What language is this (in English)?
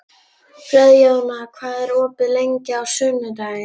Icelandic